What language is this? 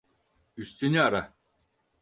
Turkish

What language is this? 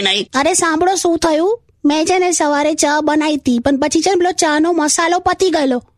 Hindi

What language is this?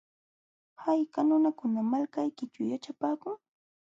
Jauja Wanca Quechua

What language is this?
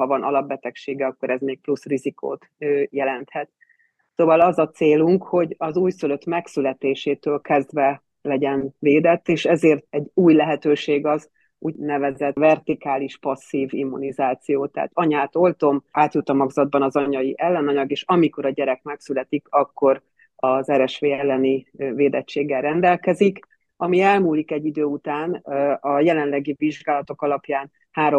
Hungarian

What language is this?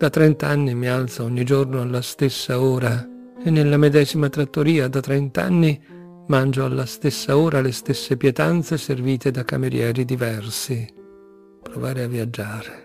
Italian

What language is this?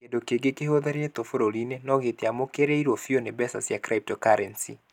Kikuyu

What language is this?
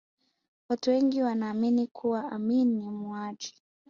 Swahili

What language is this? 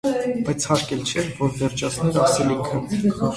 Armenian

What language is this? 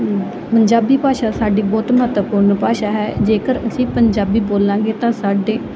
Punjabi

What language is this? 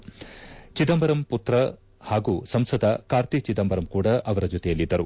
Kannada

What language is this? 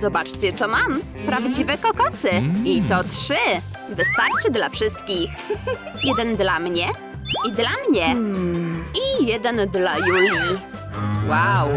Polish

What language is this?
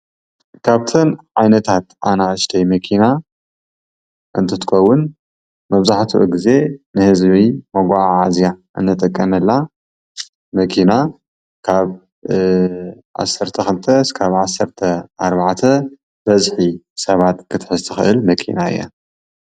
Tigrinya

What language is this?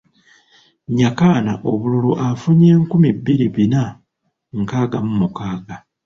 Ganda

